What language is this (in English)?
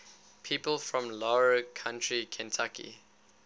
English